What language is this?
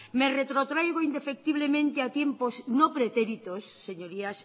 Spanish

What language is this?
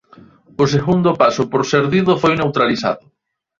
Galician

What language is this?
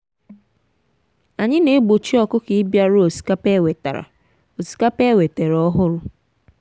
Igbo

